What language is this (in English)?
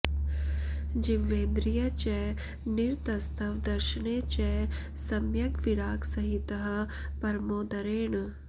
Sanskrit